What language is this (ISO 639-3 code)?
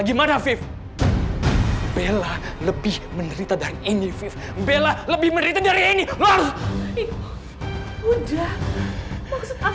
ind